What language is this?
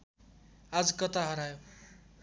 Nepali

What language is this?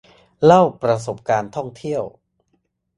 Thai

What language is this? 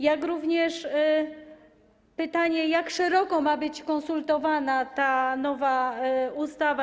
Polish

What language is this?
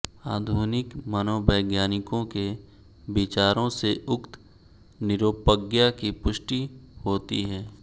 Hindi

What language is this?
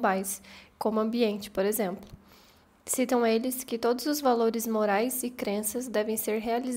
Portuguese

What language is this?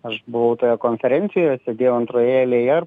Lithuanian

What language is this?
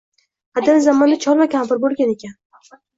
Uzbek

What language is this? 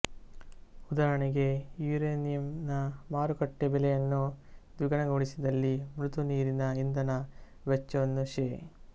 Kannada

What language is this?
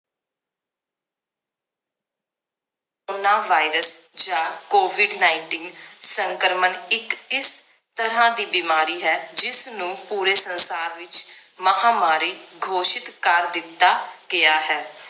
Punjabi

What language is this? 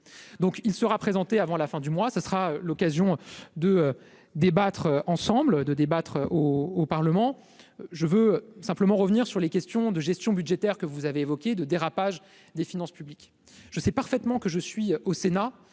French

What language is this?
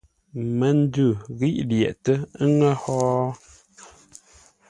Ngombale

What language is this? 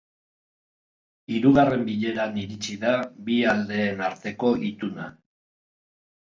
Basque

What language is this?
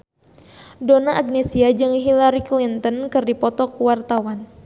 Sundanese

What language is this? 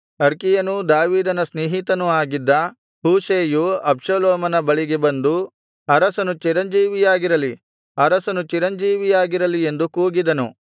Kannada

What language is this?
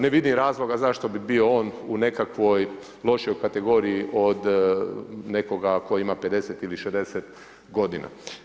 Croatian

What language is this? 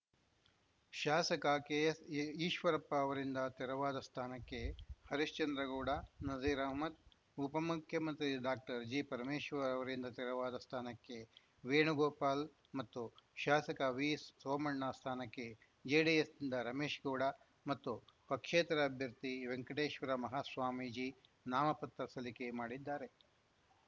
Kannada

